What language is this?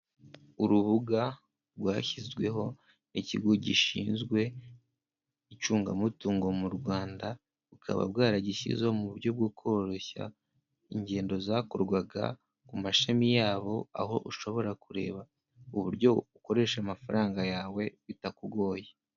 Kinyarwanda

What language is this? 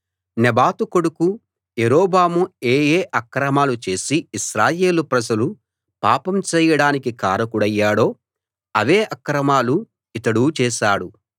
Telugu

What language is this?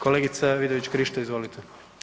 Croatian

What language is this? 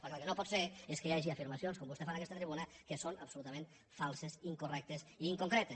Catalan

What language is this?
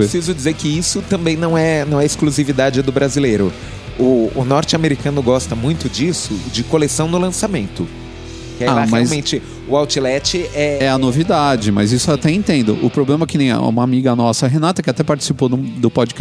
Portuguese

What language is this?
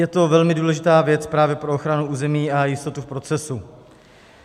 Czech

